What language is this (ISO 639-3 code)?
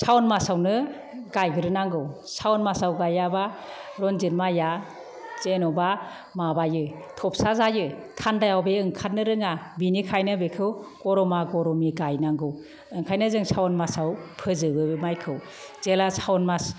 brx